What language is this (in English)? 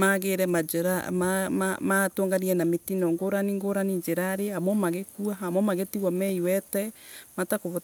Embu